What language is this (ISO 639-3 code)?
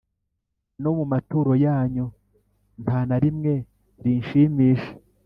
kin